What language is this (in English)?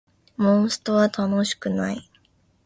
Japanese